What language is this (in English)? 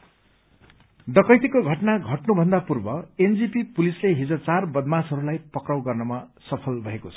Nepali